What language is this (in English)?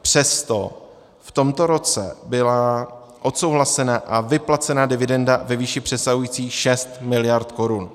Czech